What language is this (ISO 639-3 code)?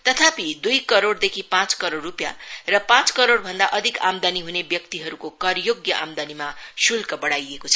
nep